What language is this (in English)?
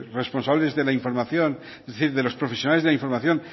Spanish